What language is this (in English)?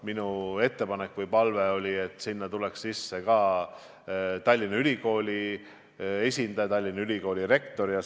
Estonian